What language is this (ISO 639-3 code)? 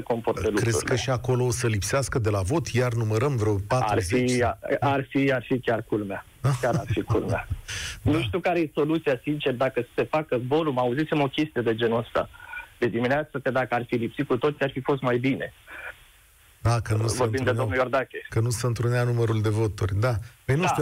ron